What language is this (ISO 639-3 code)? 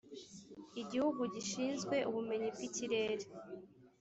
kin